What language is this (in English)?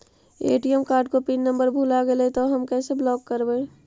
Magahi